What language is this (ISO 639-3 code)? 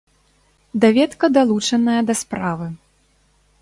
bel